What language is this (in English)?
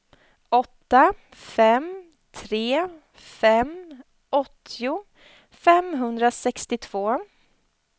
Swedish